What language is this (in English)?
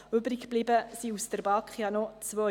Swiss German